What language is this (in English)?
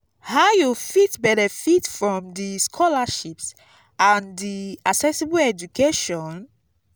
Nigerian Pidgin